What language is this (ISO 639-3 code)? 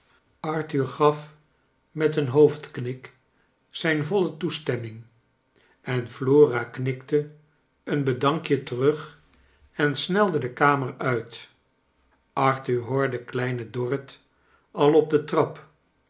nld